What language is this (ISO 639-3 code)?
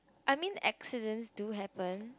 eng